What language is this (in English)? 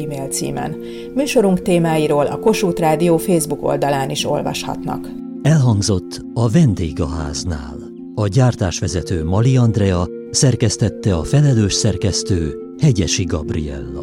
Hungarian